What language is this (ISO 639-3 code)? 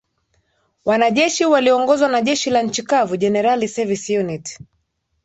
swa